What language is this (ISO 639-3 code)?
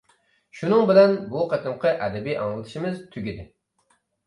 uig